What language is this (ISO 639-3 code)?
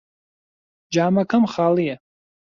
ckb